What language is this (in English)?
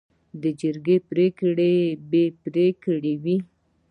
Pashto